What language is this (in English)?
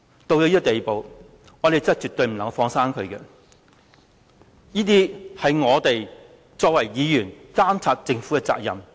Cantonese